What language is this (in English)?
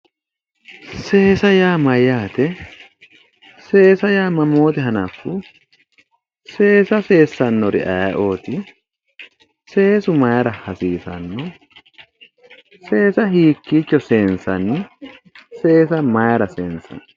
Sidamo